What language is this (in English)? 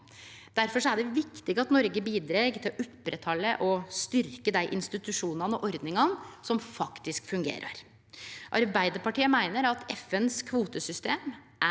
Norwegian